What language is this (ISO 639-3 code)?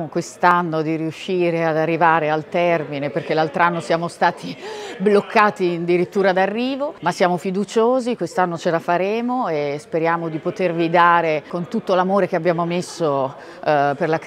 ita